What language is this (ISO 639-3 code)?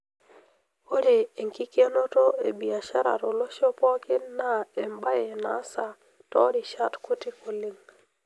mas